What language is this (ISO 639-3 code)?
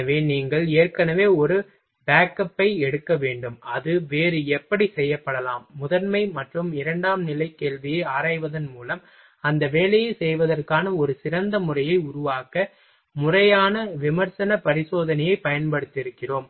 tam